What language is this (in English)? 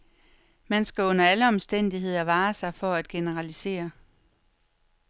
Danish